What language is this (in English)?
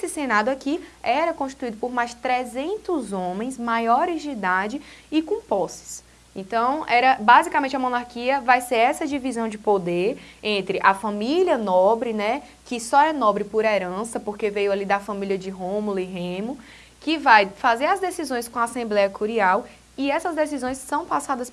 Portuguese